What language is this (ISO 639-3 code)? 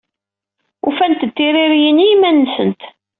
kab